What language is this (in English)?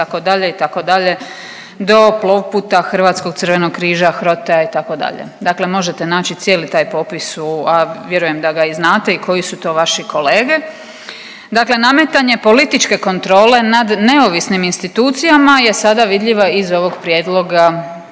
Croatian